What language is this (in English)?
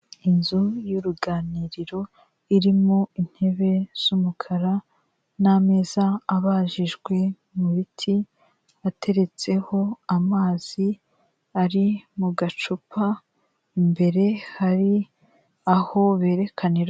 Kinyarwanda